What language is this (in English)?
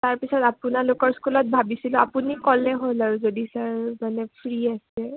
Assamese